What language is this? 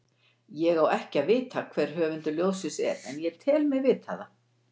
Icelandic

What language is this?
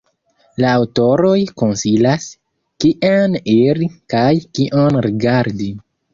Esperanto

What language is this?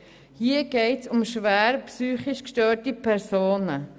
Swiss German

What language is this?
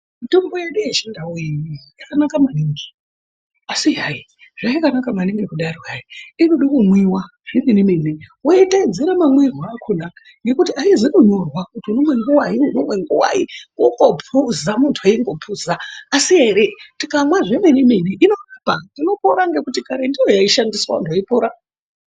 Ndau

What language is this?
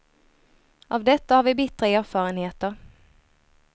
Swedish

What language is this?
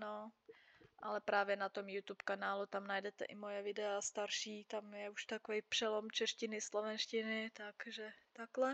Czech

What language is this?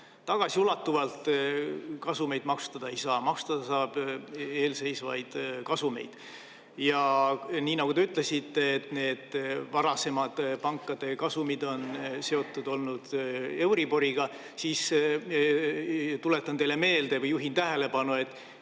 Estonian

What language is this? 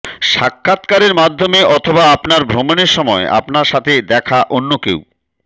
Bangla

